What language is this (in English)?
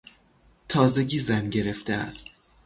Persian